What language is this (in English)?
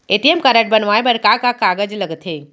Chhattisgarhi